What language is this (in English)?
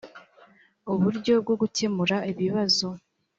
Kinyarwanda